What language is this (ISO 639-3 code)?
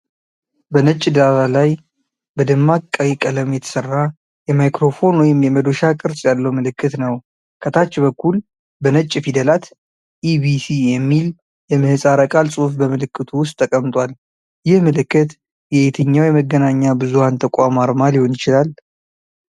amh